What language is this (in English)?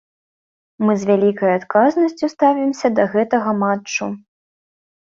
Belarusian